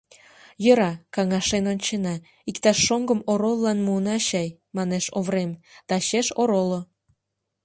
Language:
Mari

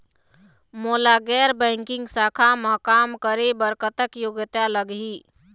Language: Chhattisgarhi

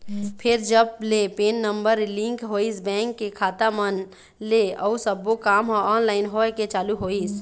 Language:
Chhattisgarhi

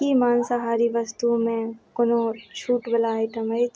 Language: Maithili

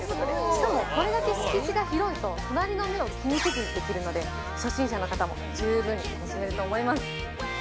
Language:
Japanese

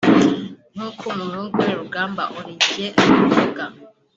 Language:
Kinyarwanda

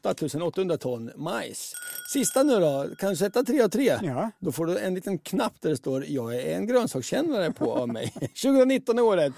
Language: Swedish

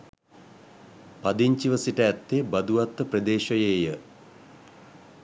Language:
Sinhala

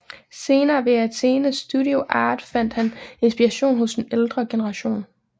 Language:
Danish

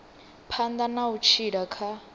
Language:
Venda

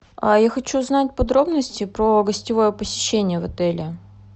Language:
Russian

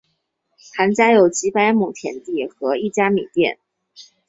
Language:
Chinese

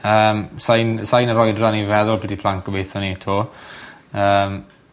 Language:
Welsh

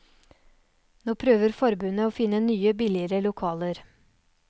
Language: Norwegian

